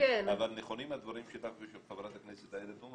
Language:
Hebrew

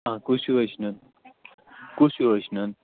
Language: Kashmiri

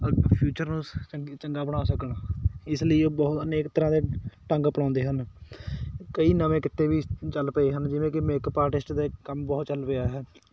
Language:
Punjabi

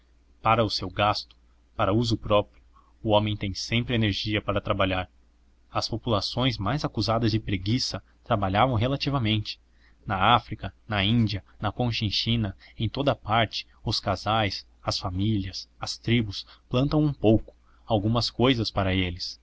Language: Portuguese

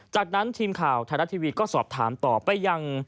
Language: Thai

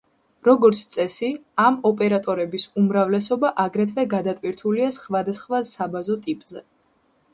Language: Georgian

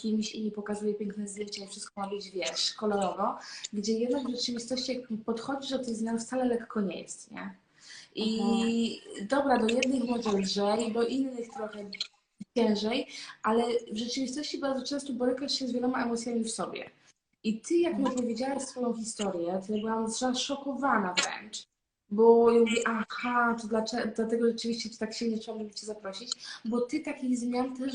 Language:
Polish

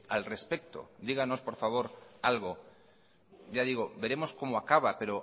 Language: Spanish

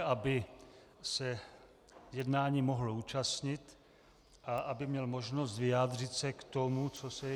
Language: Czech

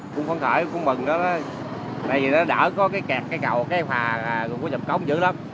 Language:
Vietnamese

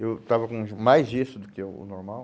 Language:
Portuguese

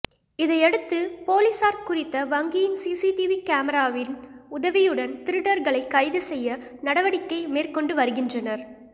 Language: Tamil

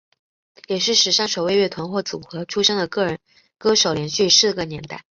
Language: Chinese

